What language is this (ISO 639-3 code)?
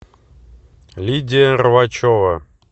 rus